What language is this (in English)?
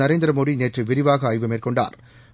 Tamil